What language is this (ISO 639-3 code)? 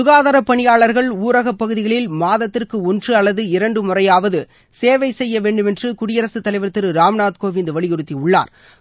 tam